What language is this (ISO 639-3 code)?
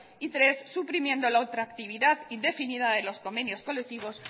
spa